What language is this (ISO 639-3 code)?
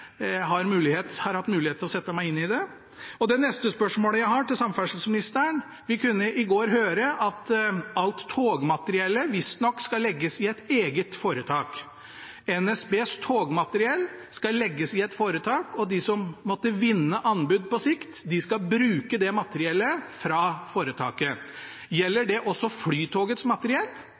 nob